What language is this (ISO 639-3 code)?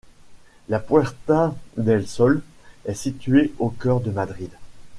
fra